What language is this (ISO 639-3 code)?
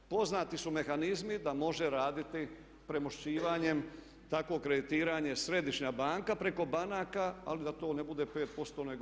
hrv